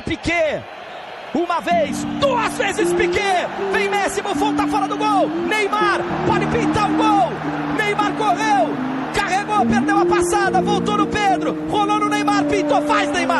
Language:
Portuguese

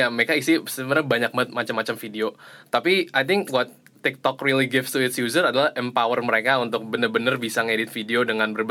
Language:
Indonesian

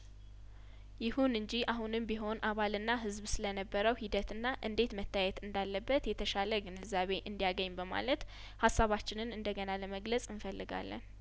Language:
Amharic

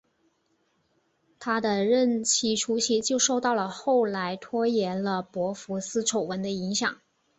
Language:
Chinese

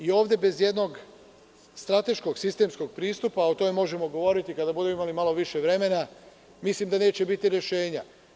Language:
Serbian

